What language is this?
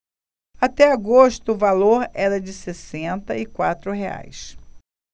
Portuguese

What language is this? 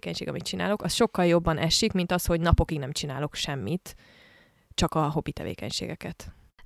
Hungarian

